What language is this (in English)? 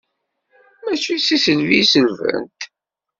Kabyle